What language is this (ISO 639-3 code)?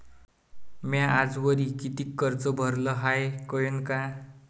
mar